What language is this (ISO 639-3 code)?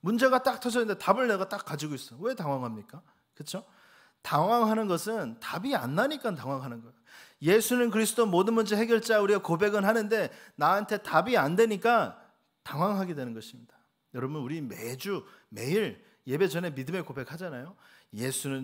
kor